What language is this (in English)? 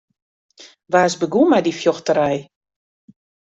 Western Frisian